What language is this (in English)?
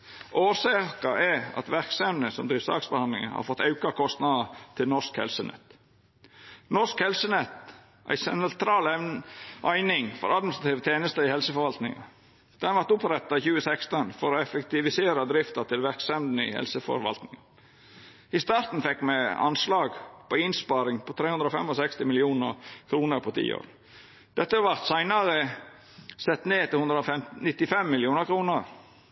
Norwegian Nynorsk